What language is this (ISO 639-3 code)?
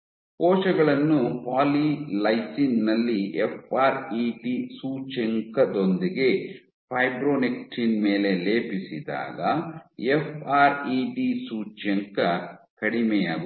kan